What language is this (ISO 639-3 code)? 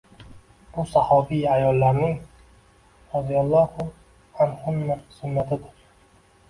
uzb